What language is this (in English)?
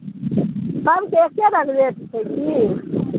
Maithili